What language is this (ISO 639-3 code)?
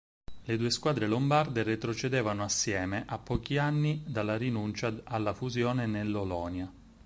ita